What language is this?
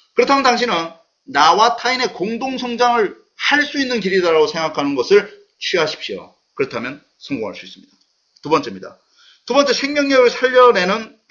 Korean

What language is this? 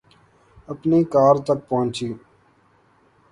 Urdu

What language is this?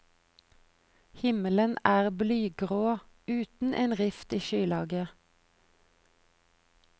Norwegian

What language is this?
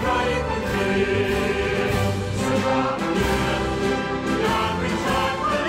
Thai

